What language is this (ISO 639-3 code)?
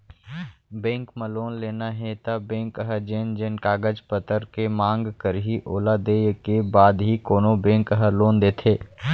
hne